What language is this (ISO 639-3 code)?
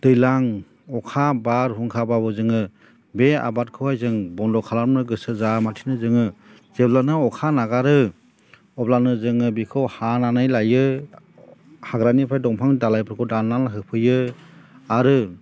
brx